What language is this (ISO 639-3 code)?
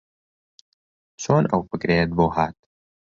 ckb